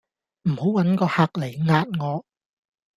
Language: Cantonese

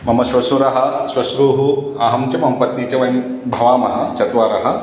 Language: Sanskrit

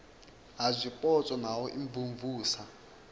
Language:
Venda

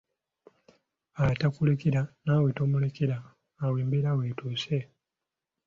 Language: Ganda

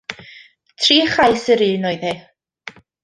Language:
Welsh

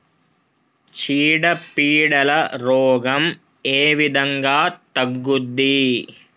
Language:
Telugu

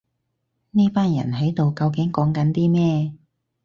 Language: Cantonese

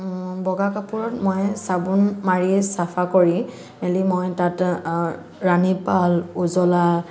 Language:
Assamese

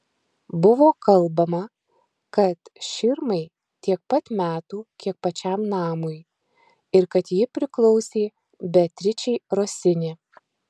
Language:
Lithuanian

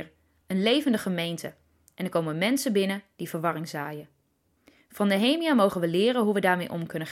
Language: Dutch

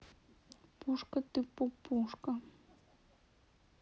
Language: Russian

